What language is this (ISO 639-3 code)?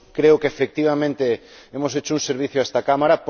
spa